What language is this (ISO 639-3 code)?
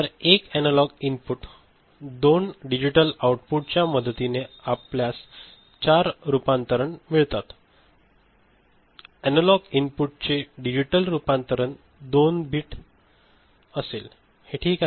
mar